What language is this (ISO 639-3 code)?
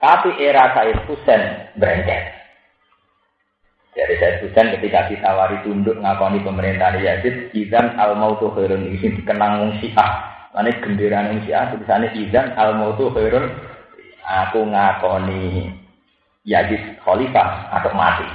ind